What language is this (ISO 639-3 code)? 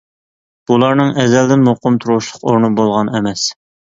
uig